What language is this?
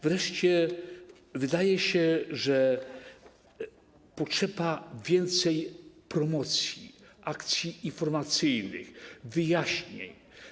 Polish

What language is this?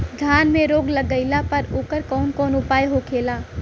Bhojpuri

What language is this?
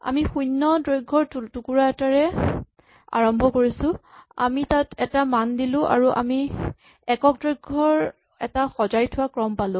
Assamese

